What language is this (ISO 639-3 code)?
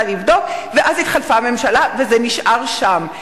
heb